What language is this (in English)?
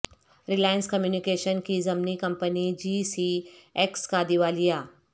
Urdu